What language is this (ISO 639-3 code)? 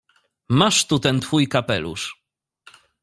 pol